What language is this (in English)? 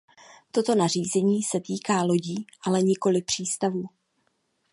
Czech